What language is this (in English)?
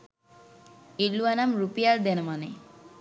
Sinhala